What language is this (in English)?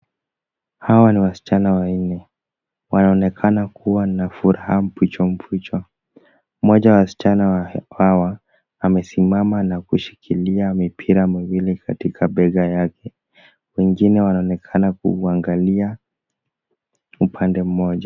Swahili